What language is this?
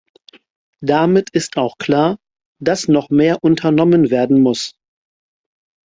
German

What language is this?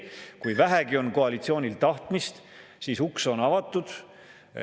Estonian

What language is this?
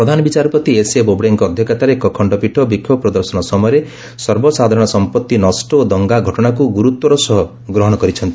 Odia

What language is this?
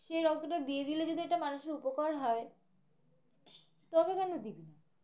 Bangla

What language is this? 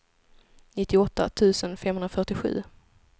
Swedish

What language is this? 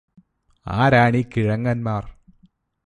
Malayalam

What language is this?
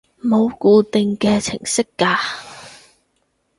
Cantonese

